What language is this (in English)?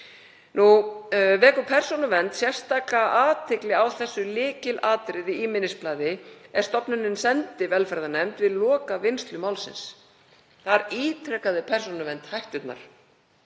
Icelandic